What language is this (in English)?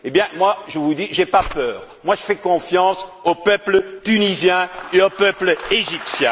French